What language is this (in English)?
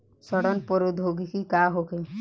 Bhojpuri